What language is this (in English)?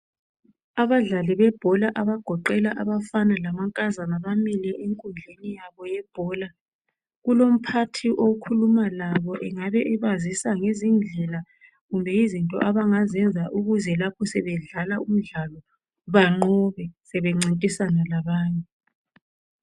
North Ndebele